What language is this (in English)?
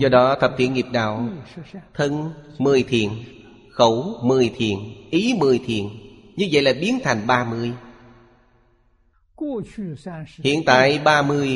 Vietnamese